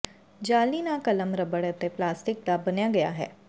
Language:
Punjabi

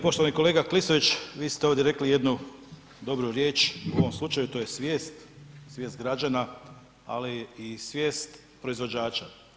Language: Croatian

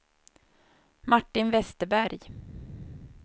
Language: Swedish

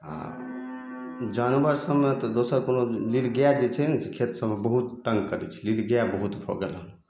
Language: Maithili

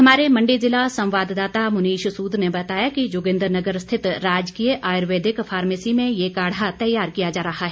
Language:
Hindi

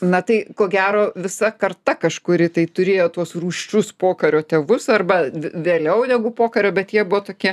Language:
Lithuanian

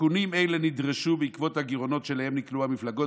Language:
Hebrew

